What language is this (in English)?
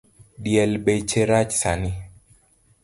Luo (Kenya and Tanzania)